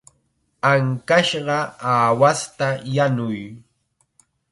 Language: Chiquián Ancash Quechua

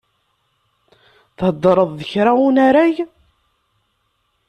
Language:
Kabyle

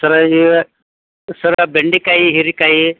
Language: Kannada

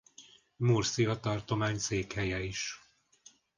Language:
Hungarian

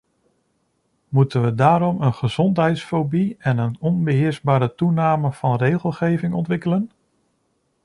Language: Dutch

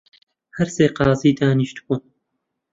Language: Central Kurdish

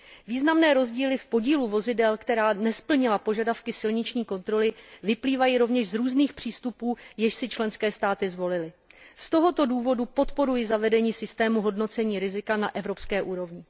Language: Czech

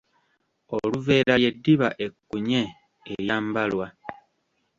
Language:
Ganda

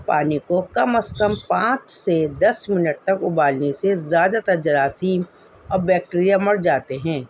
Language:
Urdu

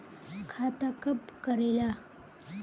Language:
Magahi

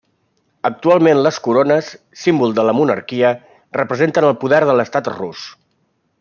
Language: Catalan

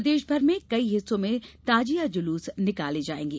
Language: Hindi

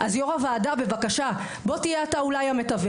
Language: Hebrew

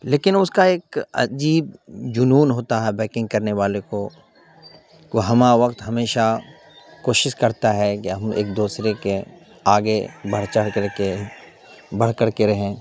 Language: Urdu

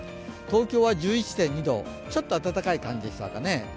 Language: Japanese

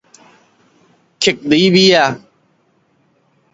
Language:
Min Nan Chinese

